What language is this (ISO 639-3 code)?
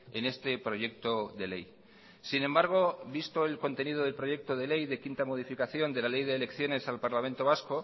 spa